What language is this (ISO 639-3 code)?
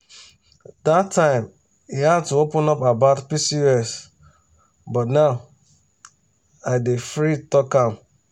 pcm